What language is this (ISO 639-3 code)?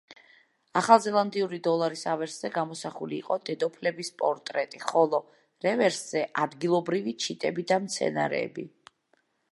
kat